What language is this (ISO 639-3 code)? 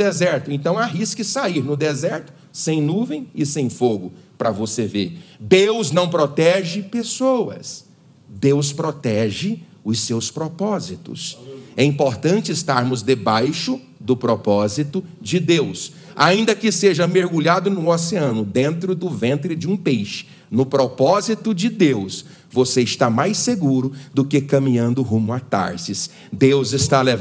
por